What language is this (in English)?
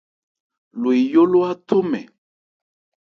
Ebrié